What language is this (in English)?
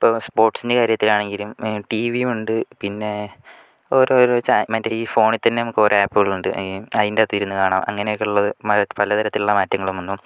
Malayalam